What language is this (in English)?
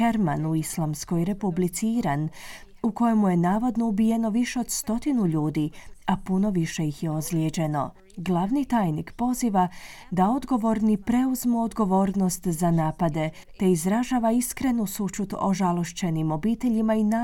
Croatian